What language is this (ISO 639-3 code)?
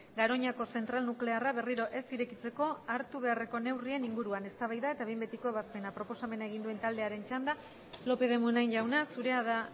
eus